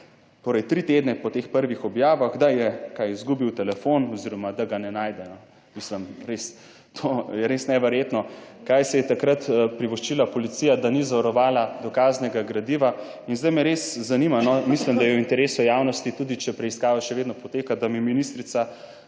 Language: Slovenian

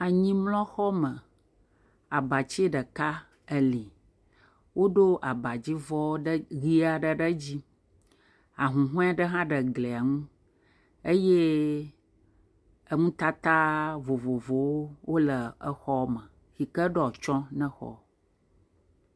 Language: Ewe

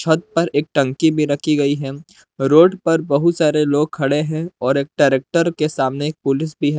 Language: Hindi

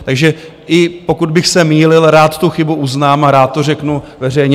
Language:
Czech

